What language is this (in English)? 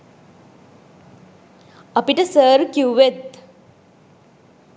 Sinhala